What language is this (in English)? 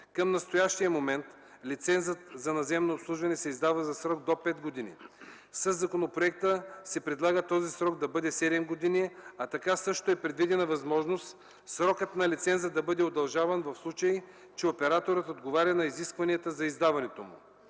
Bulgarian